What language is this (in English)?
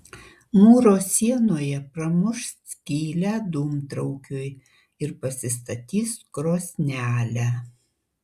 Lithuanian